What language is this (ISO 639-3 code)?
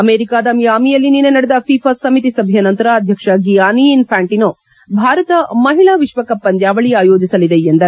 kan